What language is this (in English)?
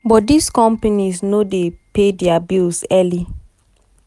Nigerian Pidgin